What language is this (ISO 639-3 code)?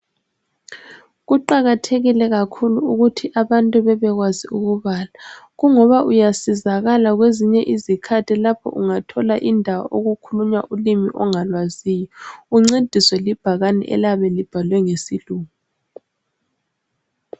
nde